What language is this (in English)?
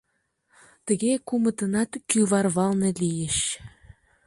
Mari